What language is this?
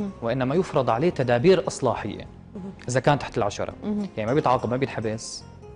Arabic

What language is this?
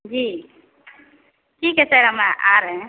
Hindi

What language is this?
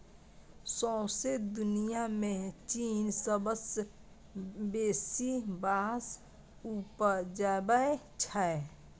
Maithili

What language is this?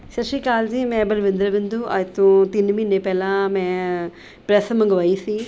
Punjabi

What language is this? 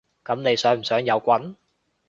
Cantonese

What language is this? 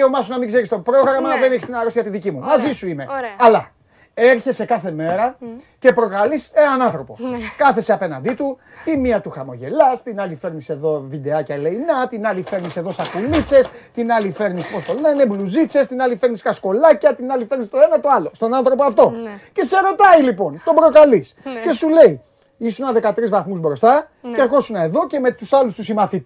Greek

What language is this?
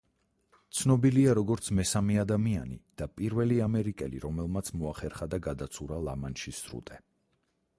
Georgian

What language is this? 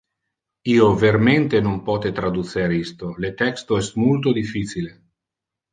Interlingua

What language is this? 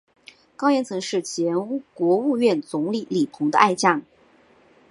Chinese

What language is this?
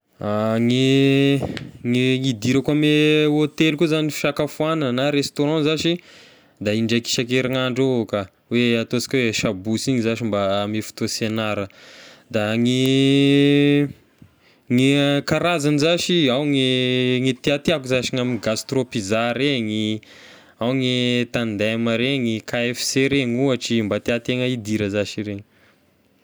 Tesaka Malagasy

